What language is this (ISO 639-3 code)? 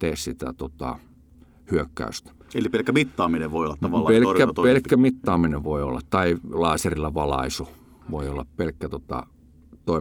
fin